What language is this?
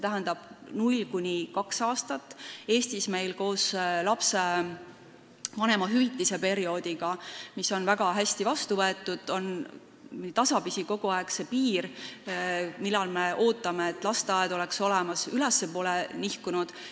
Estonian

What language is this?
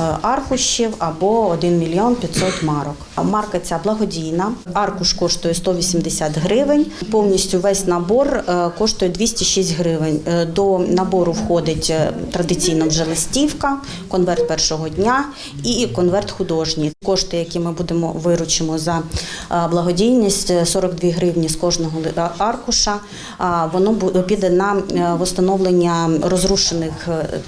Ukrainian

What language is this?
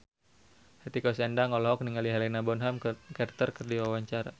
Sundanese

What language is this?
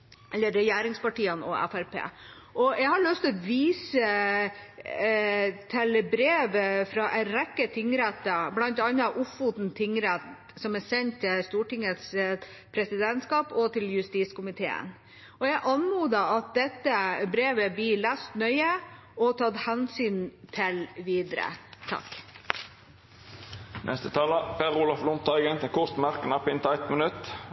Norwegian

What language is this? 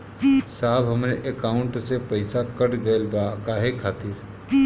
Bhojpuri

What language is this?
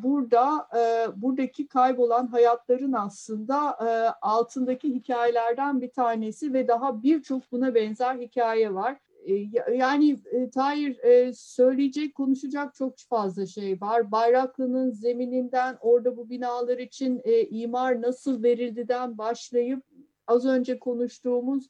Turkish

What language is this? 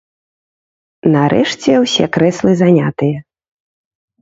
Belarusian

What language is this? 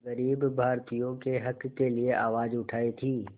Hindi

